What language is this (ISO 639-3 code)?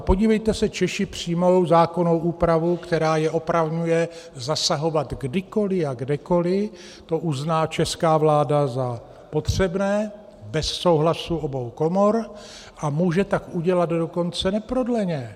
ces